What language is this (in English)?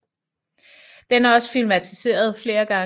Danish